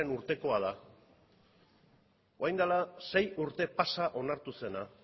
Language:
Basque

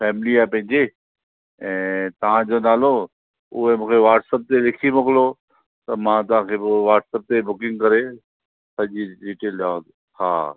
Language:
Sindhi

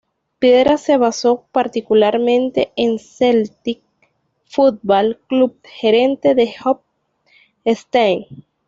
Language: Spanish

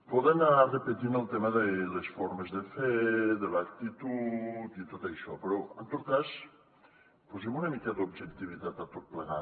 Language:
Catalan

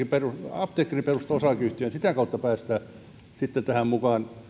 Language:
Finnish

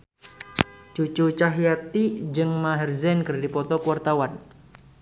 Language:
Sundanese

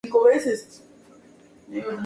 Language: Spanish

